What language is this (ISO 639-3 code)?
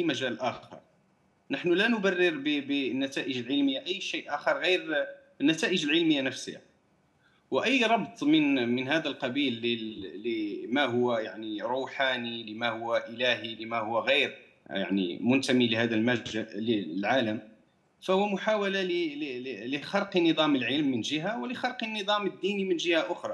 ara